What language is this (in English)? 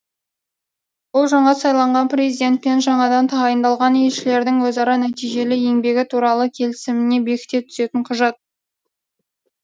Kazakh